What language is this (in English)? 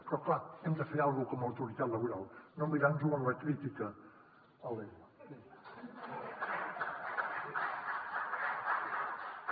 Catalan